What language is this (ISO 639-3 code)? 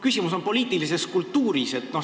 est